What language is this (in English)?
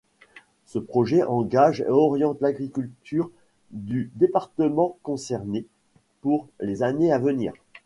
French